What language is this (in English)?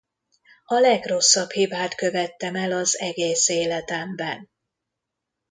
Hungarian